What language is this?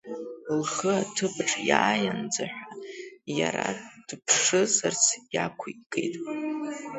Abkhazian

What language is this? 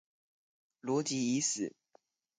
Chinese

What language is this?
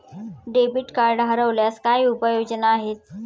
Marathi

